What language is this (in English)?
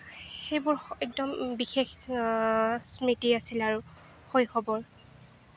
Assamese